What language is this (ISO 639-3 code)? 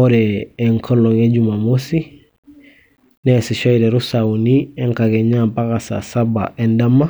mas